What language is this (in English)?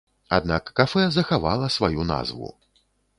Belarusian